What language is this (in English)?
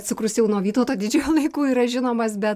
Lithuanian